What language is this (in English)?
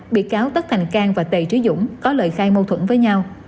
Vietnamese